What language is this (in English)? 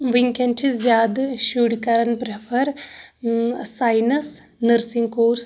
Kashmiri